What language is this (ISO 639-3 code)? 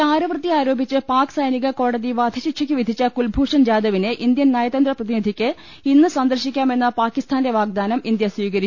mal